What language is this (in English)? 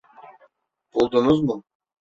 Turkish